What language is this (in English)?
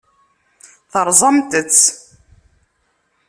Kabyle